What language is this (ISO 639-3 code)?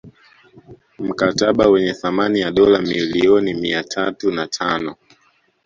swa